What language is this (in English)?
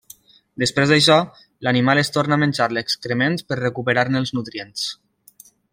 Catalan